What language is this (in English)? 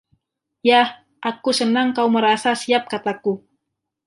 Indonesian